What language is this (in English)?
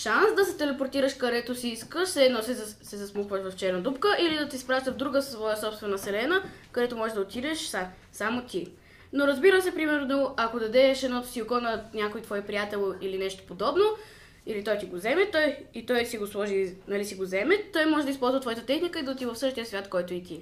Bulgarian